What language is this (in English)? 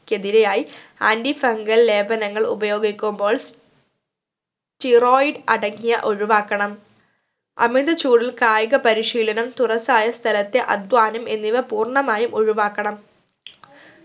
Malayalam